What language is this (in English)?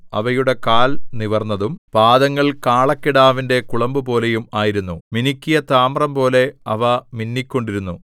Malayalam